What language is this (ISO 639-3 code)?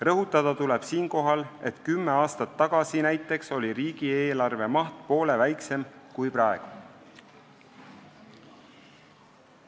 est